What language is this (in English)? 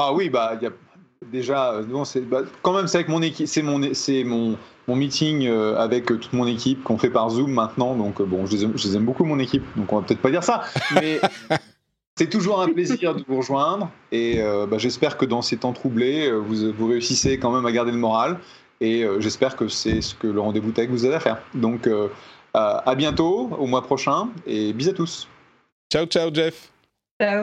French